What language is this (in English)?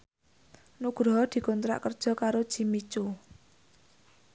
Javanese